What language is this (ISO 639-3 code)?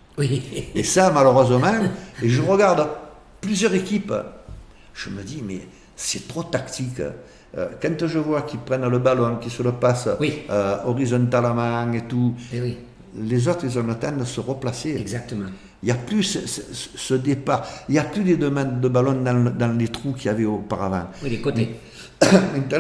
fra